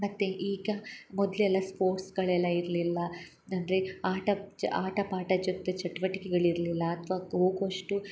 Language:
Kannada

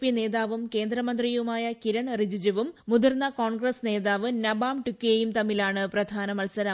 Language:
Malayalam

